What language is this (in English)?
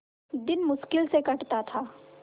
Hindi